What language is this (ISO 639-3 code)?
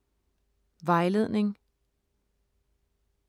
dan